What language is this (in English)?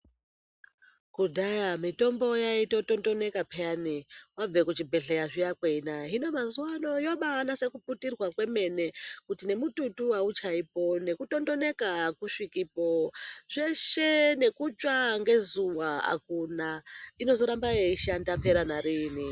Ndau